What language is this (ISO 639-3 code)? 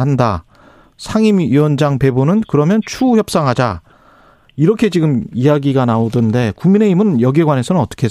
kor